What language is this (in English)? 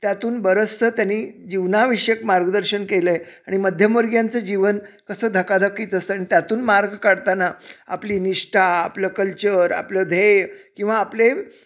Marathi